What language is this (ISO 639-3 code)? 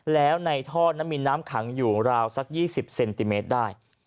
tha